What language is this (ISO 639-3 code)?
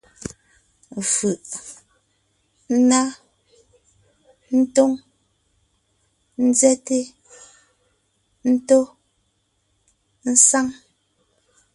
nnh